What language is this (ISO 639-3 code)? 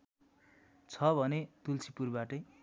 nep